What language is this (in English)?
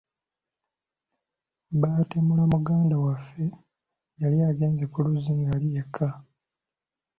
Ganda